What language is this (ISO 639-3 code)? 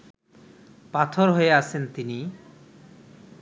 ben